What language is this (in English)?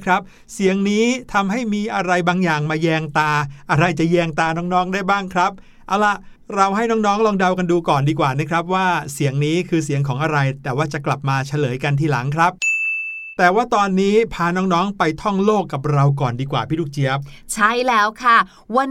Thai